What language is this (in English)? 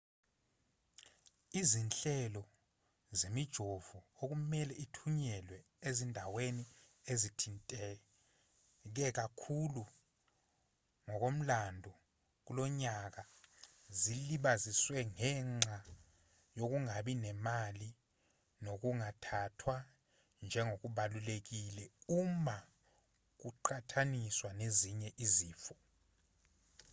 Zulu